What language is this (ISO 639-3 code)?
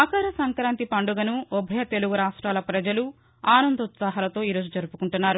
tel